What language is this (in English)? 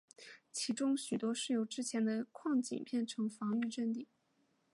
Chinese